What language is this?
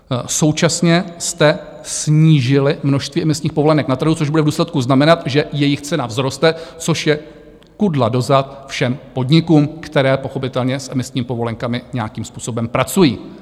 Czech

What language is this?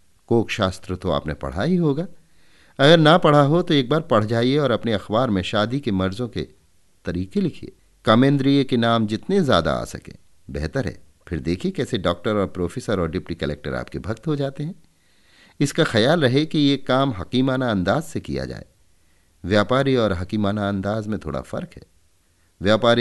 Hindi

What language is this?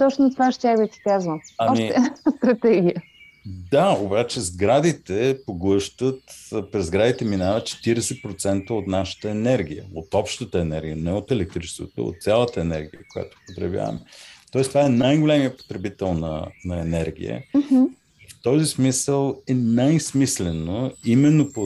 Bulgarian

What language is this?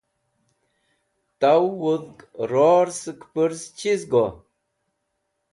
Wakhi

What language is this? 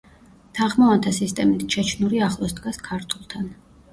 Georgian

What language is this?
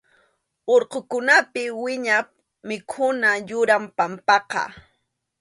Arequipa-La Unión Quechua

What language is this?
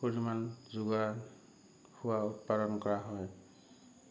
Assamese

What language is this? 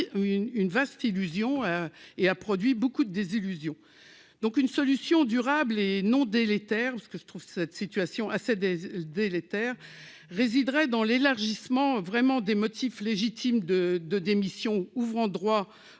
French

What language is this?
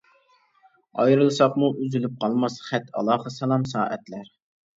Uyghur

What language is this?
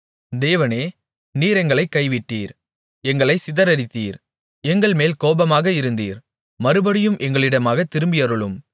Tamil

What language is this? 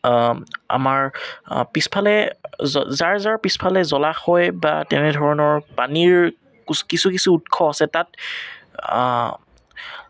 Assamese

